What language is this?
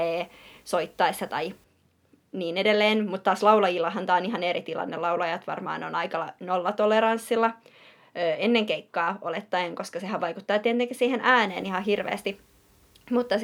Finnish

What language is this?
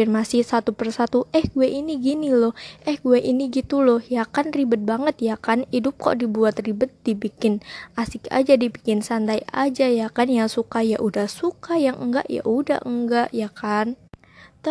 Indonesian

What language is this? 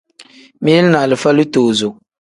Tem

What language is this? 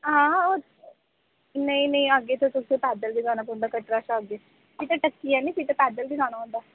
Dogri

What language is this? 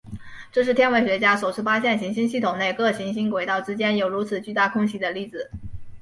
Chinese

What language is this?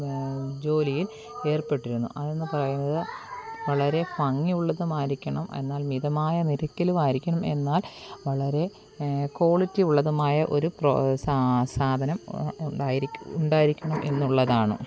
Malayalam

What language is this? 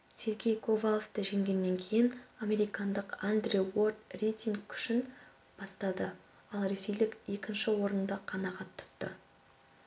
Kazakh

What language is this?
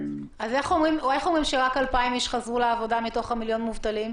Hebrew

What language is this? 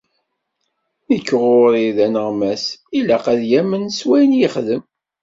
Kabyle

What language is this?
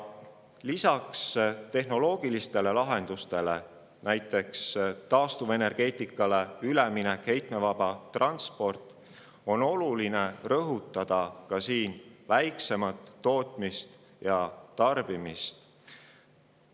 Estonian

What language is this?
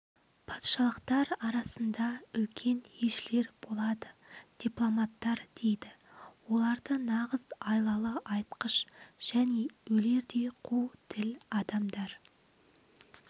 Kazakh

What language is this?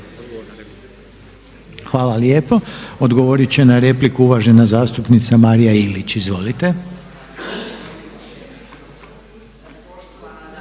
Croatian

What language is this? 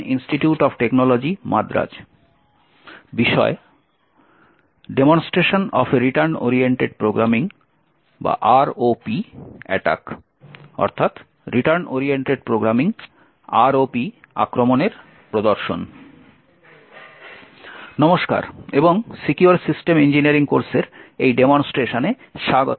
Bangla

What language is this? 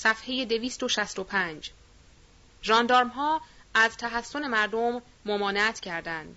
Persian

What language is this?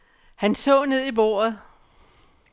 Danish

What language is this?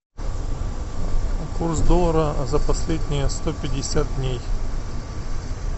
Russian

